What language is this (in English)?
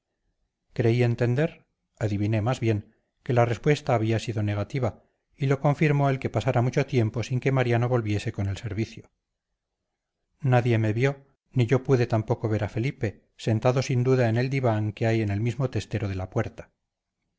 Spanish